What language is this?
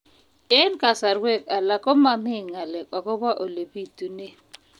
Kalenjin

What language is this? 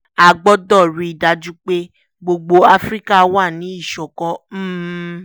Yoruba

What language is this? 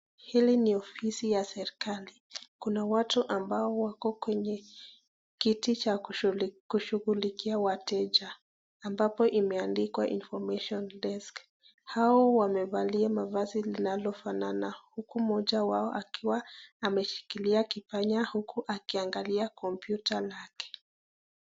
Swahili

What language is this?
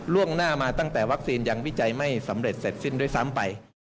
Thai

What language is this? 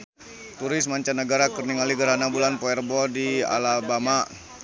Sundanese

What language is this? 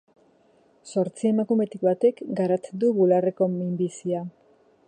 Basque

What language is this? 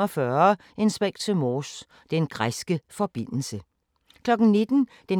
Danish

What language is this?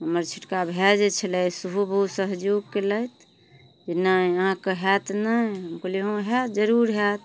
Maithili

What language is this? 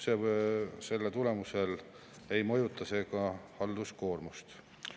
Estonian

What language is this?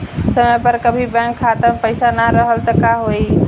Bhojpuri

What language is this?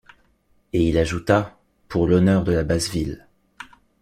French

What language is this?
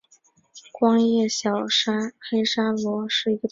Chinese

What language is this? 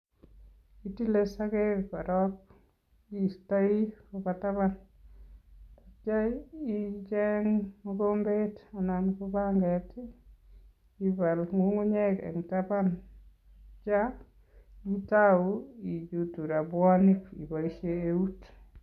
Kalenjin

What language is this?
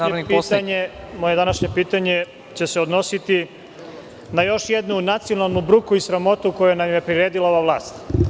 Serbian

